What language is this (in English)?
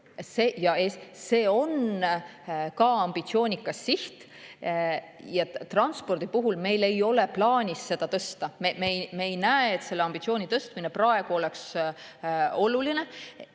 Estonian